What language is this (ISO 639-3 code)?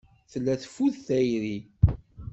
kab